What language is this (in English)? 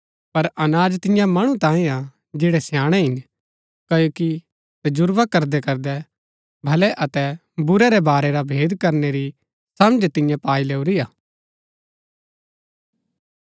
Gaddi